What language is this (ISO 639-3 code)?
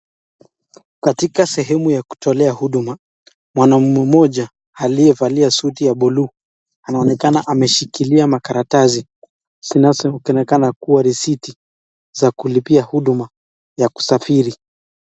swa